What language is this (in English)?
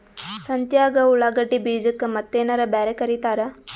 Kannada